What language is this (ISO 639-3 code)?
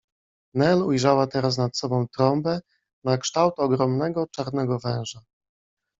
pol